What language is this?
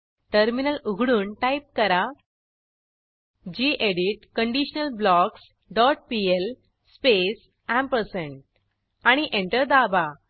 Marathi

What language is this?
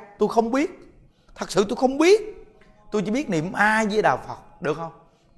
Vietnamese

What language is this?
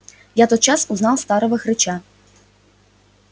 Russian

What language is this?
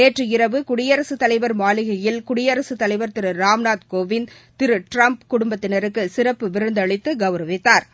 Tamil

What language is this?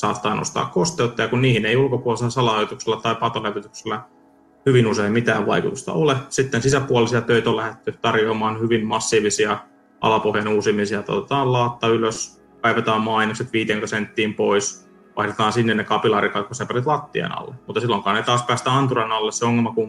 Finnish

